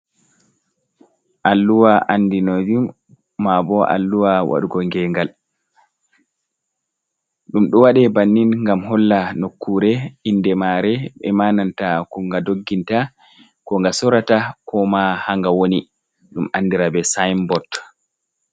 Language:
Fula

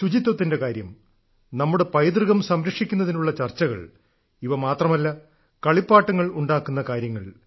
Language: Malayalam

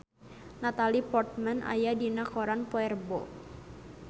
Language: Sundanese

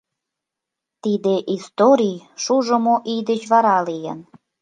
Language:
Mari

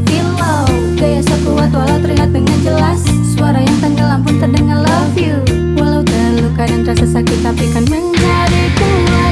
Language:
Indonesian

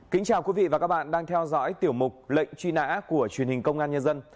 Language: Vietnamese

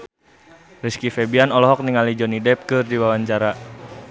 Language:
Sundanese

